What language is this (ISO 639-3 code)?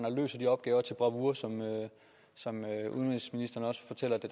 dan